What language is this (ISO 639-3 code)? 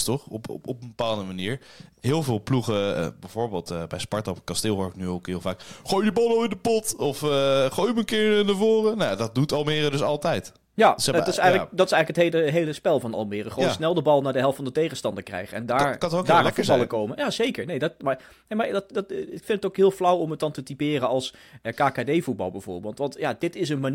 nld